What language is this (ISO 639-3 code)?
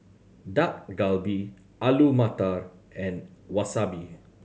eng